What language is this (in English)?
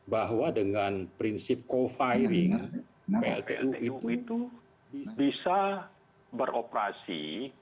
Indonesian